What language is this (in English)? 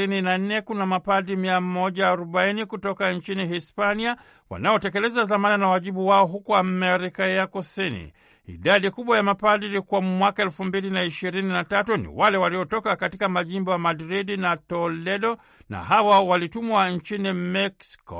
Swahili